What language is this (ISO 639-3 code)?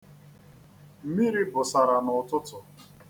ibo